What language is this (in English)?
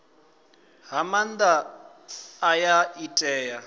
Venda